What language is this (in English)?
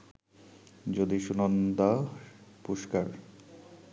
Bangla